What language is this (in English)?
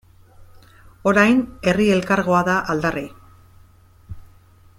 Basque